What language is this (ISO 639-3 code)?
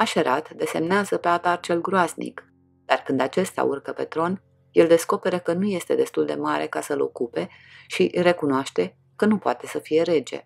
ron